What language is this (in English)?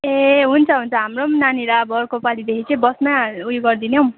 Nepali